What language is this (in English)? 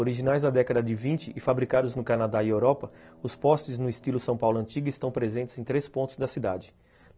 Portuguese